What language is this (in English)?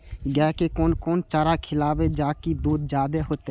Maithili